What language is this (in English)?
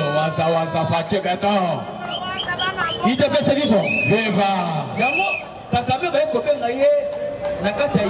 French